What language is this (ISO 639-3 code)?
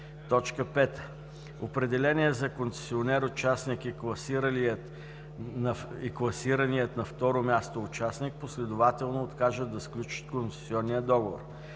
bul